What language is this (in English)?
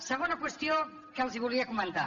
Catalan